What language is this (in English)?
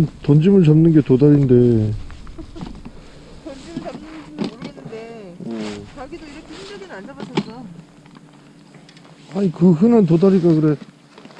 Korean